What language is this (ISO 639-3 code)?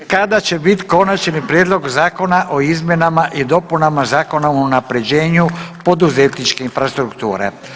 hrv